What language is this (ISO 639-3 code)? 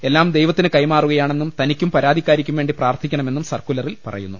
mal